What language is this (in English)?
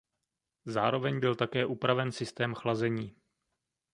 Czech